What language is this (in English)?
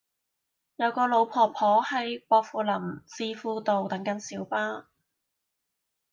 Cantonese